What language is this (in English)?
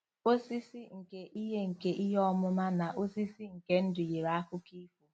Igbo